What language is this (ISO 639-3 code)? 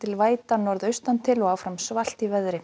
isl